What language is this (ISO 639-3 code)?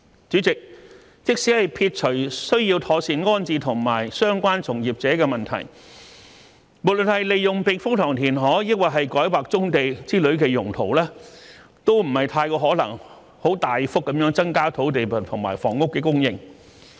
yue